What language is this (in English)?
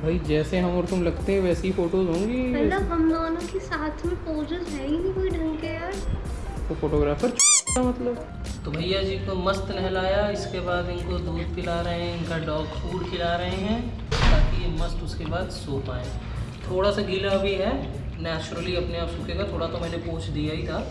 Hindi